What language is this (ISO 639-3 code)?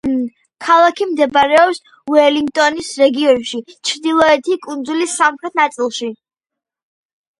kat